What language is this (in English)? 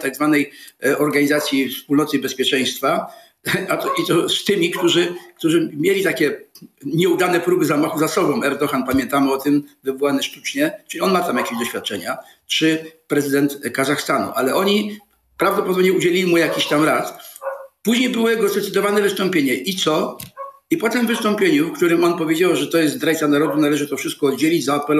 Polish